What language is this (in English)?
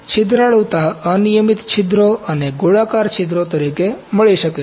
Gujarati